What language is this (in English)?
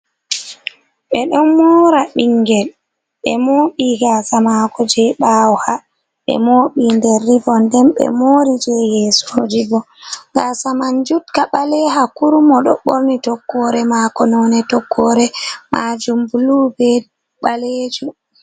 Fula